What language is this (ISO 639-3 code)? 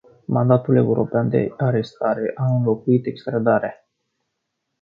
ron